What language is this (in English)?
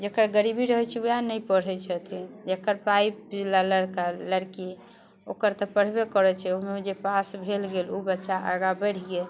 Maithili